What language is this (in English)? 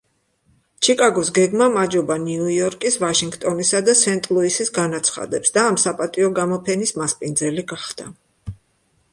Georgian